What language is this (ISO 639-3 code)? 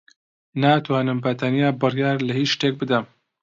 ckb